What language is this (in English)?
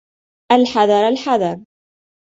Arabic